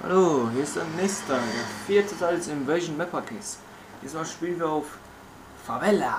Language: German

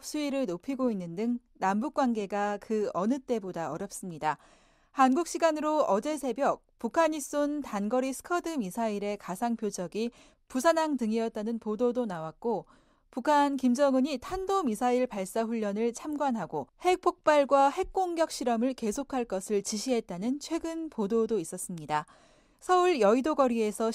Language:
Korean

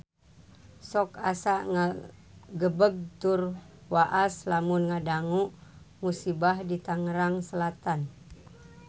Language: Sundanese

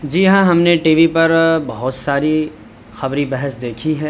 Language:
Urdu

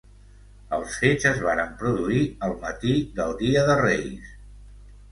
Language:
Catalan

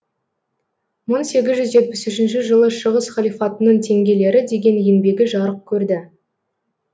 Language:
Kazakh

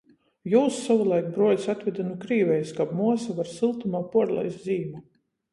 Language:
Latgalian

